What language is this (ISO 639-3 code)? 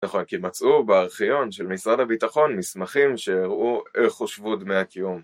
heb